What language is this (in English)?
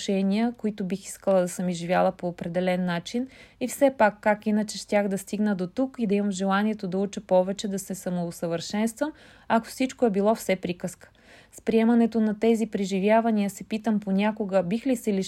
Bulgarian